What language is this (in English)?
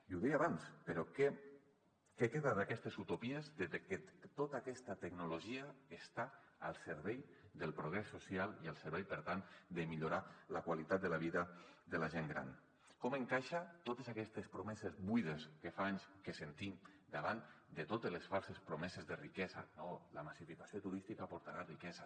Catalan